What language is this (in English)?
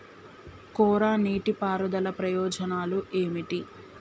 Telugu